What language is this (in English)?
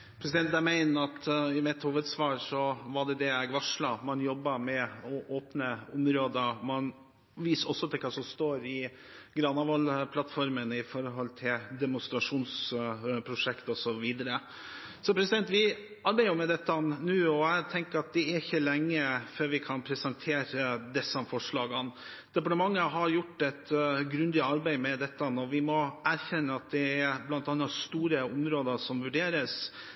Norwegian Bokmål